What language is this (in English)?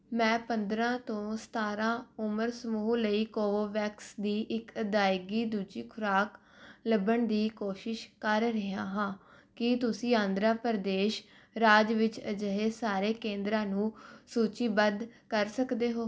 Punjabi